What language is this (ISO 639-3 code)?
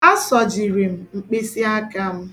ibo